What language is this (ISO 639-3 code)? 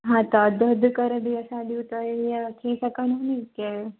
snd